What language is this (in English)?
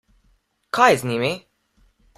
Slovenian